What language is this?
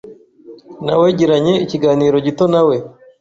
Kinyarwanda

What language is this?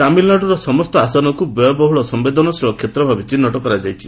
Odia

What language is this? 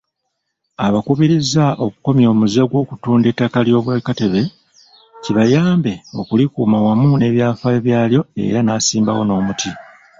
Ganda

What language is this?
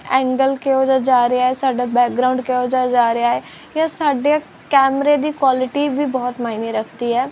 Punjabi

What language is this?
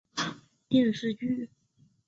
Chinese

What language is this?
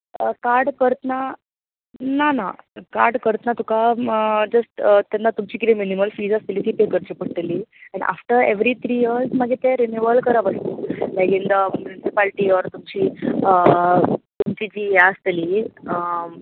Konkani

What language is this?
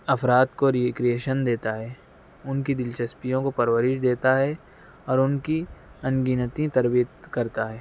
Urdu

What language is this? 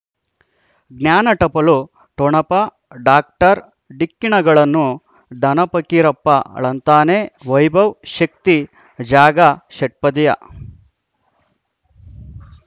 Kannada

